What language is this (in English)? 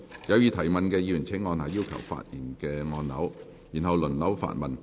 Cantonese